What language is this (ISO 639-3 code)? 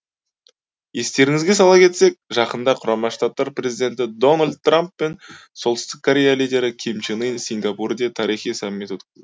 kaz